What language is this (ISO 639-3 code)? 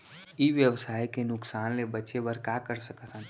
hne